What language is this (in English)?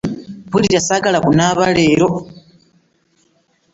Ganda